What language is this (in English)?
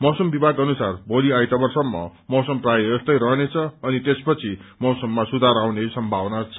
Nepali